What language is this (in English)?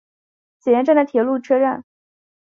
Chinese